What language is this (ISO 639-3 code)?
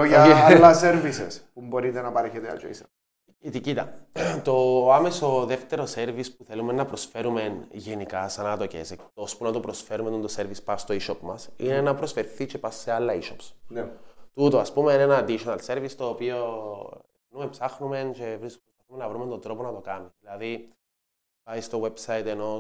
ell